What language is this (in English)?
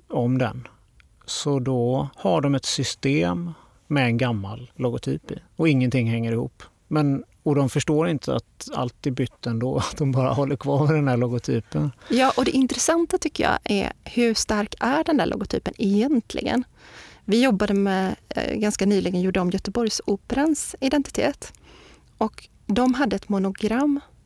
Swedish